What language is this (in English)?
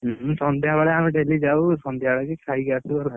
Odia